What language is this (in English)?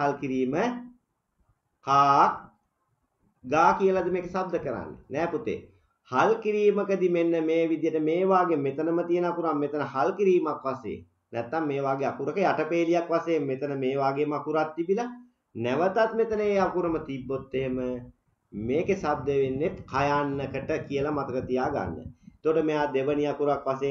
Turkish